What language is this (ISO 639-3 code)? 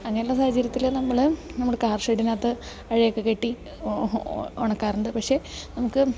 mal